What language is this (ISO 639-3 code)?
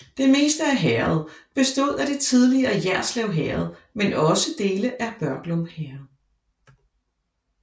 dan